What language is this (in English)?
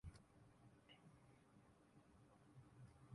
Urdu